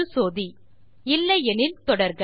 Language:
Tamil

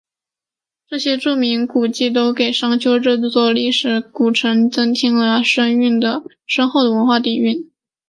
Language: Chinese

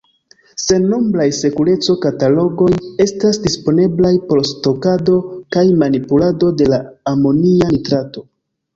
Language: Esperanto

